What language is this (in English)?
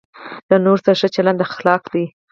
Pashto